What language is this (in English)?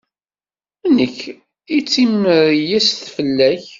Kabyle